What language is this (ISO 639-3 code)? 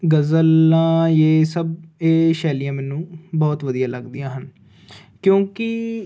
pan